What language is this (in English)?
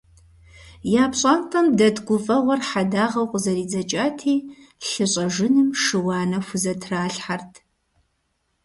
Kabardian